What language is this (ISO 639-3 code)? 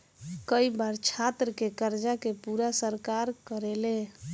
bho